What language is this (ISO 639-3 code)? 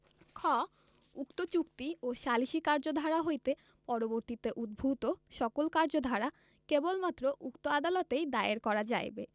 ben